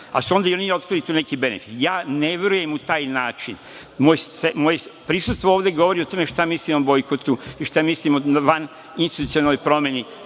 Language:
Serbian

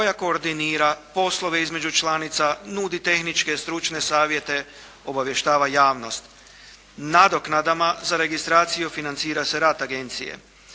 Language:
Croatian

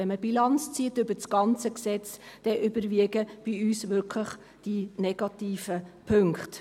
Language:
Swiss German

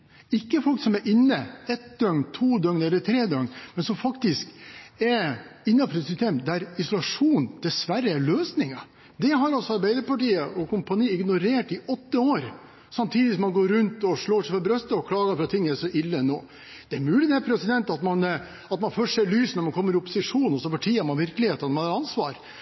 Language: Norwegian Bokmål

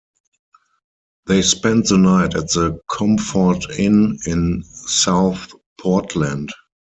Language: English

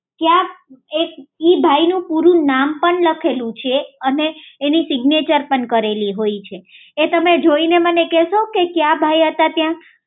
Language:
Gujarati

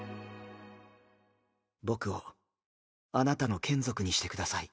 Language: Japanese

